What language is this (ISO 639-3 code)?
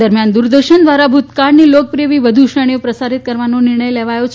guj